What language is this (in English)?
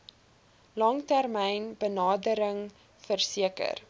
Afrikaans